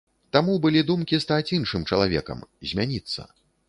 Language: Belarusian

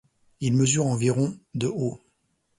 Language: French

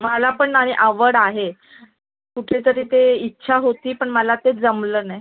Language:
Marathi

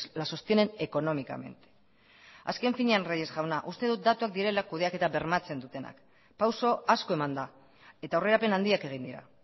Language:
Basque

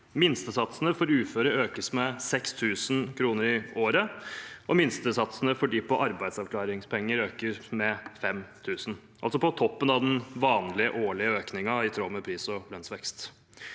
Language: Norwegian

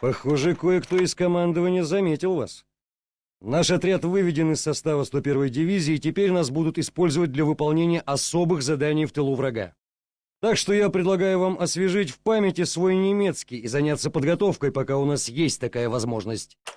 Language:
Russian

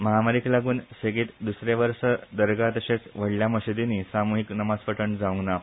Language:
Konkani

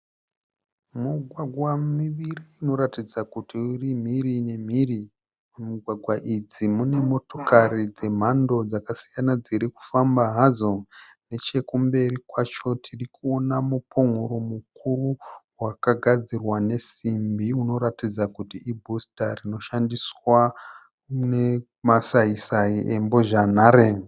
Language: Shona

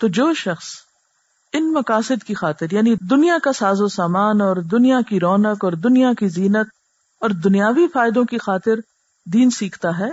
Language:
Urdu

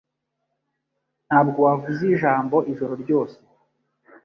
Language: Kinyarwanda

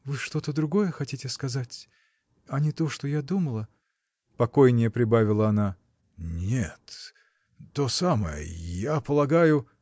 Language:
Russian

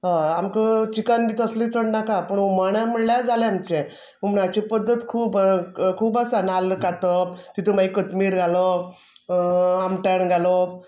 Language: Konkani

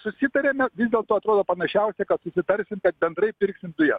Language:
Lithuanian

